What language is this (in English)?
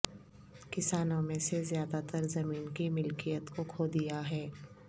Urdu